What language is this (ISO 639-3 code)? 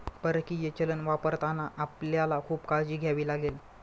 mar